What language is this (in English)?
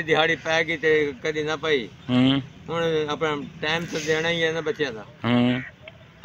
Punjabi